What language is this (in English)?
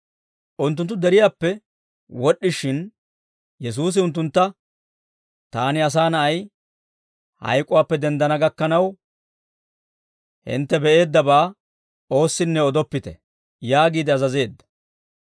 Dawro